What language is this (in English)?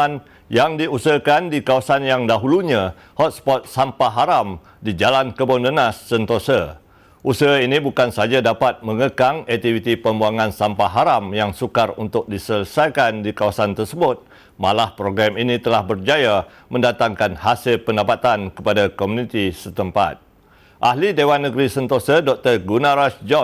Malay